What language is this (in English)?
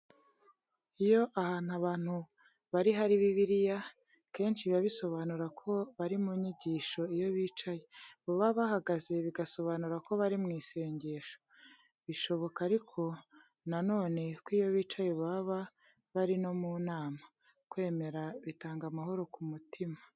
Kinyarwanda